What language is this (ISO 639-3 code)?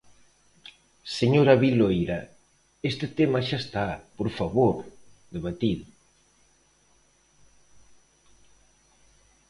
glg